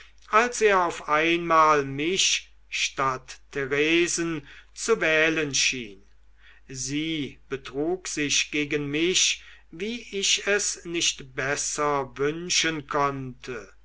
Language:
German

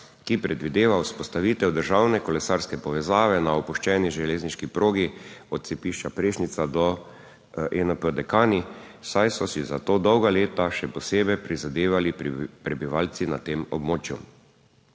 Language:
Slovenian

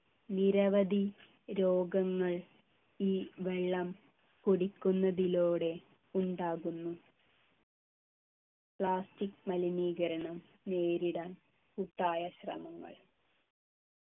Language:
Malayalam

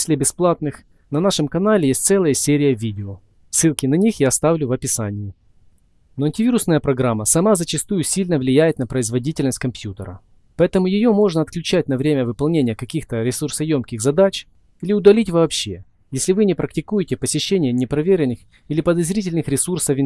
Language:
Russian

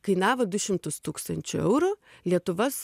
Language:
Lithuanian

